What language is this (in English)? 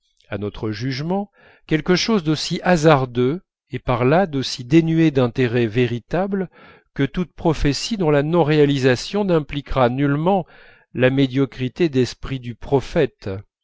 French